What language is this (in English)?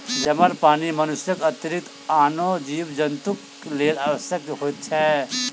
Maithili